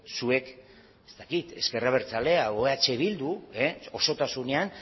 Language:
Basque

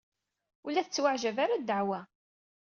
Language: Kabyle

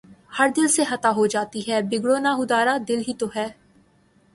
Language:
Urdu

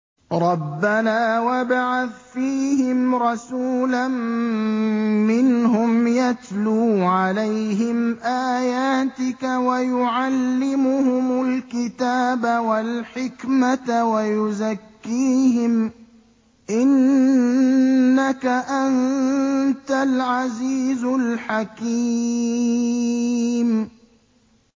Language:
Arabic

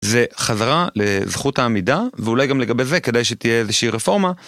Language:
Hebrew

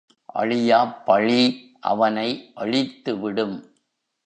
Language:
Tamil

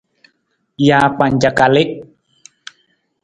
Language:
Nawdm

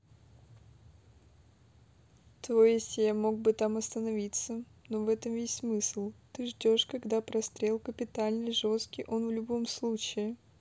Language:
Russian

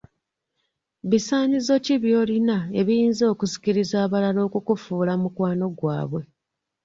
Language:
Ganda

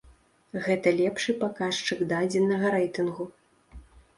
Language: Belarusian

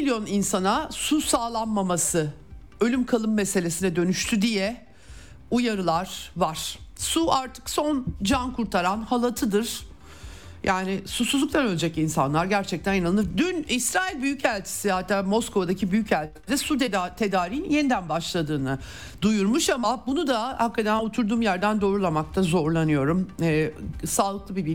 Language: Turkish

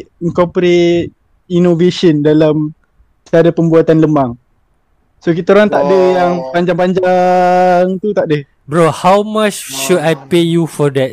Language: Malay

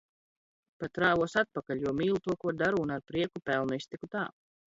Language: Latvian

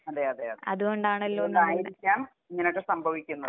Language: Malayalam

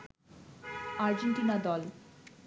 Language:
Bangla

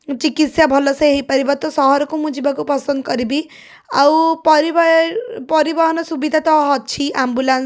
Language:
Odia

